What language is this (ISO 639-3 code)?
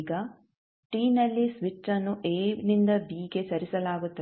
kan